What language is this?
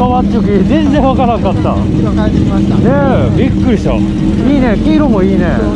Japanese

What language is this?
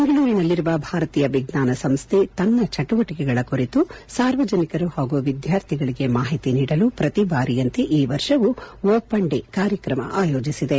Kannada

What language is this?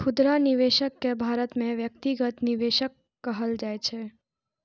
Maithili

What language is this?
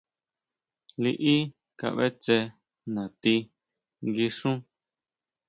Huautla Mazatec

